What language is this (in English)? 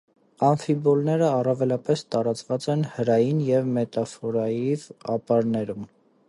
Armenian